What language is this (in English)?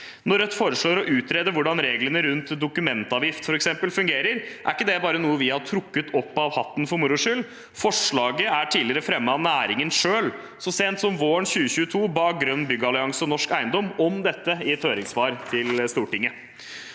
Norwegian